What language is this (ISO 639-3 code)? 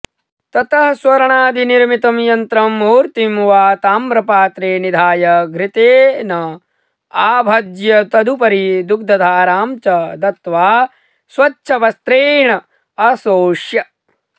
san